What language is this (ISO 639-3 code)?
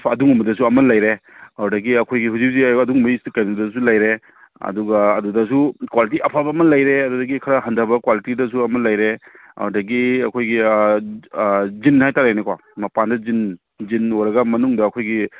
mni